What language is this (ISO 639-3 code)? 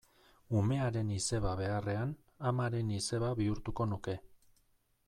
eus